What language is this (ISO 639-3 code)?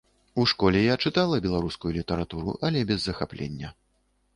bel